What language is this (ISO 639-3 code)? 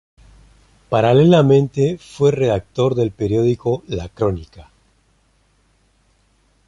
spa